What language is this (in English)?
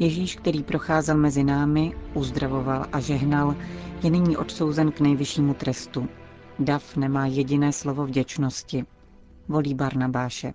Czech